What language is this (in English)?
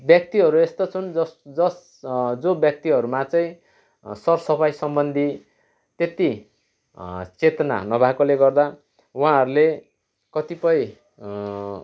Nepali